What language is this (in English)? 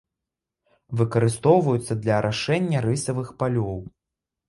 Belarusian